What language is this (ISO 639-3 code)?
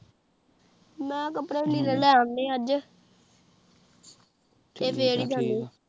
pan